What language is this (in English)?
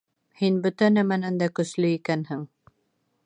Bashkir